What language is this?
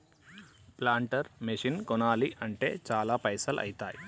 Telugu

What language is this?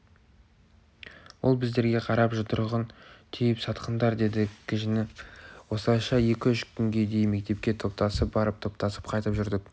Kazakh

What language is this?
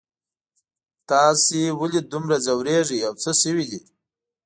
Pashto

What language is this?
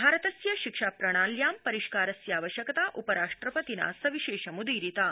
Sanskrit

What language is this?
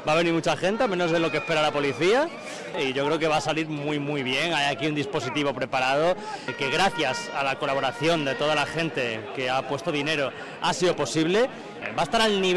Spanish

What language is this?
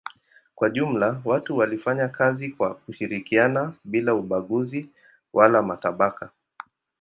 Swahili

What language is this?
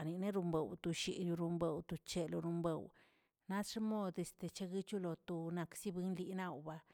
Tilquiapan Zapotec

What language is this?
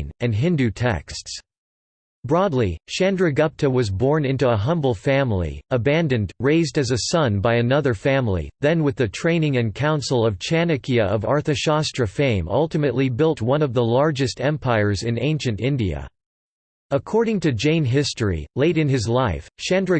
English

